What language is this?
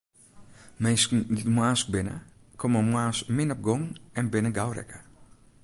Western Frisian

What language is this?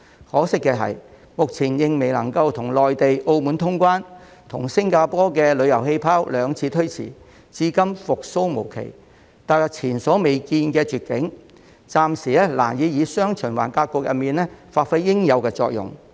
Cantonese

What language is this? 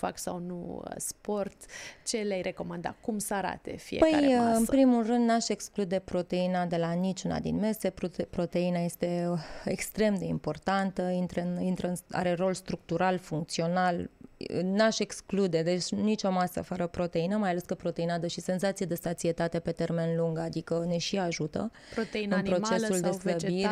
Romanian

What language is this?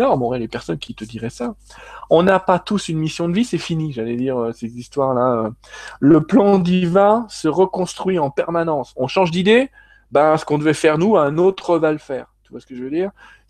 French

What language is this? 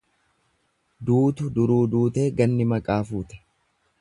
Oromo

